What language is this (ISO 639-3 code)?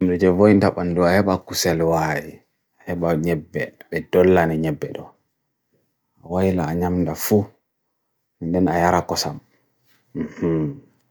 fui